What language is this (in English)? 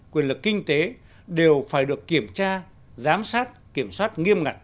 Vietnamese